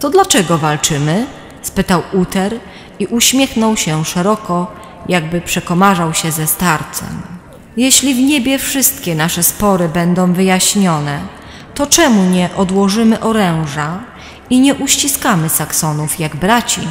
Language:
Polish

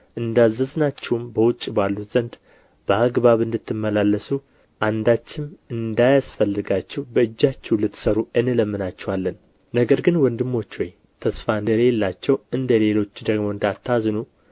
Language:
Amharic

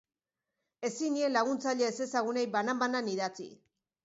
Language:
Basque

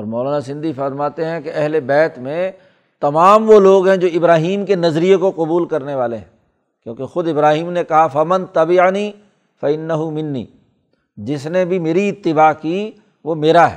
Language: Urdu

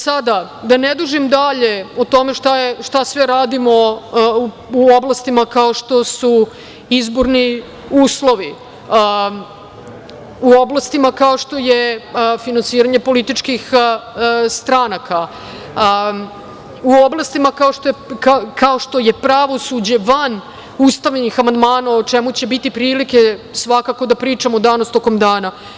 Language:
Serbian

